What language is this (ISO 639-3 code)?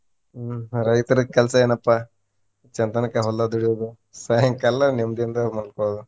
kan